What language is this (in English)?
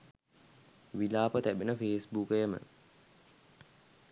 Sinhala